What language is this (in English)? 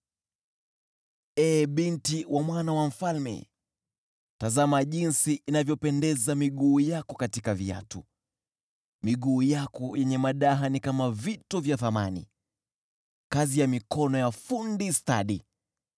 Swahili